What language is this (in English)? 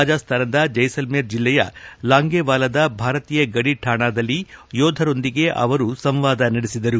Kannada